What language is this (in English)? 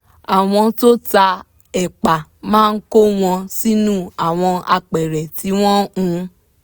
Yoruba